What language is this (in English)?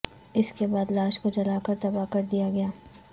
Urdu